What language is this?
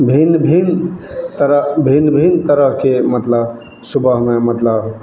Maithili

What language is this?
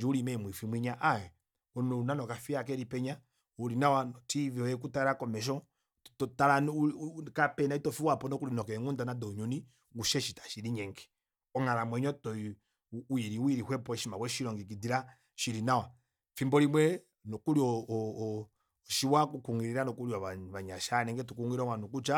Kuanyama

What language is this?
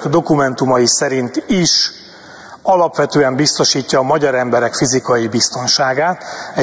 Hungarian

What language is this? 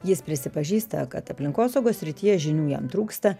Lithuanian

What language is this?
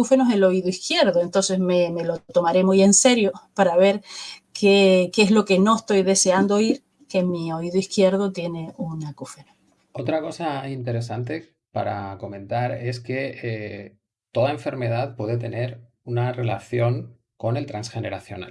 Spanish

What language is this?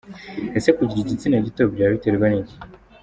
Kinyarwanda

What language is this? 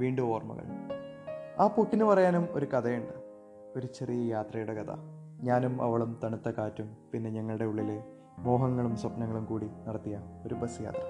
Malayalam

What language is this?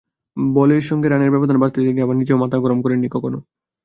Bangla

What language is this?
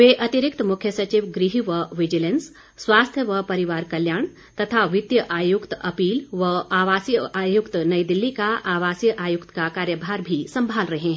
Hindi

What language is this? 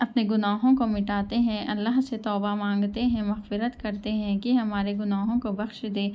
Urdu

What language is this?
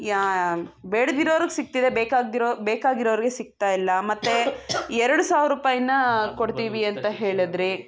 Kannada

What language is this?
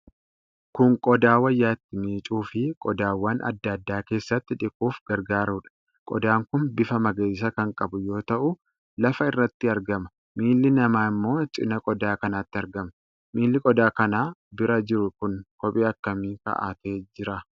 Oromo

